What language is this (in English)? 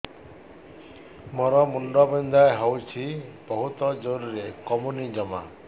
Odia